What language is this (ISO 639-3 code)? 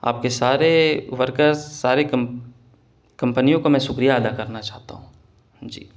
urd